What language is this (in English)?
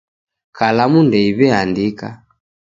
Taita